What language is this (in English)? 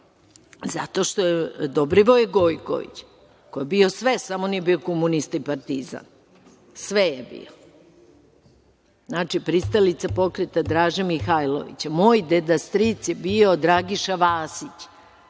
Serbian